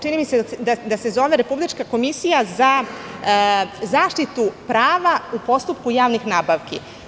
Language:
Serbian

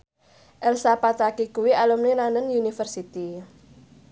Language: Javanese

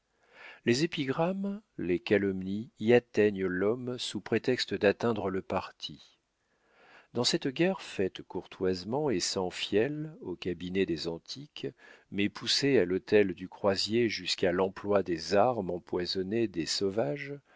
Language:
French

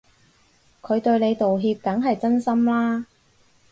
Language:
Cantonese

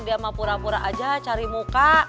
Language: Indonesian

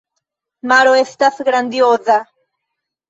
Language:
Esperanto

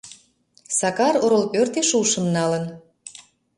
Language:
Mari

